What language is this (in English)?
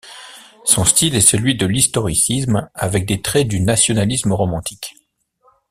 French